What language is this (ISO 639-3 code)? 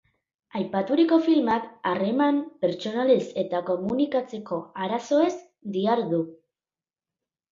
eus